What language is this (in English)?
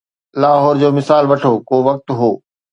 Sindhi